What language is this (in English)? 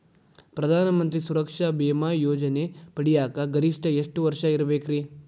Kannada